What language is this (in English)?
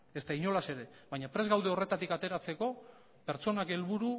Basque